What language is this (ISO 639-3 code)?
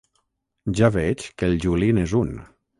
cat